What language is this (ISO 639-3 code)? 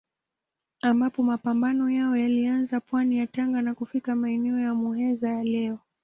swa